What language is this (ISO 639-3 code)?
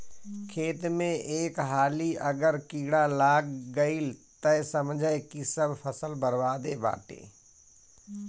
bho